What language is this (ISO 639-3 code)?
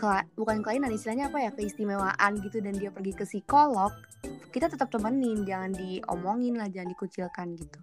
ind